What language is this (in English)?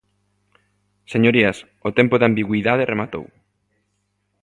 Galician